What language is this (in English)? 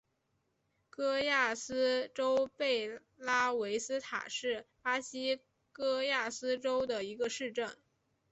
Chinese